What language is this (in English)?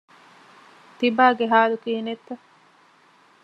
Divehi